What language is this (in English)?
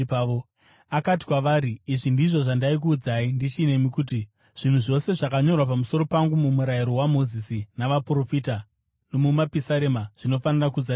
Shona